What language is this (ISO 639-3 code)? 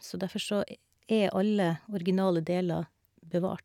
nor